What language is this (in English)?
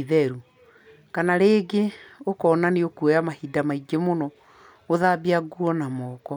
Kikuyu